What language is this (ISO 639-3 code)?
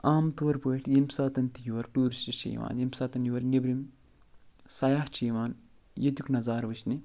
kas